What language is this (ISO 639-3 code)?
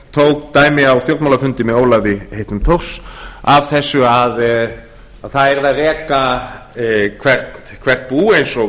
isl